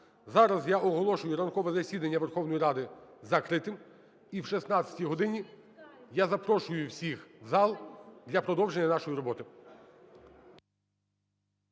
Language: Ukrainian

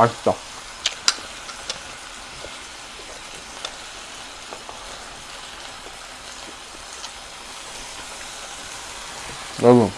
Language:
Korean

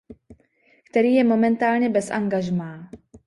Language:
Czech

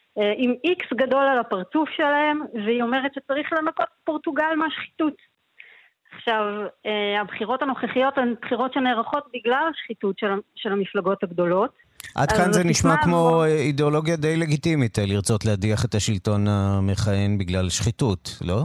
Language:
Hebrew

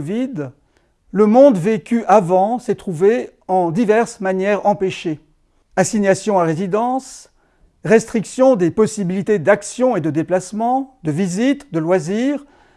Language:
French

